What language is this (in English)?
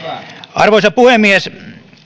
Finnish